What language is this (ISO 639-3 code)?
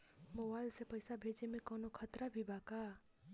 bho